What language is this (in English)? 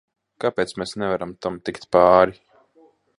Latvian